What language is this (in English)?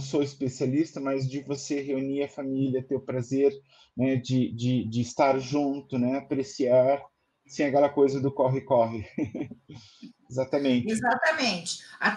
Portuguese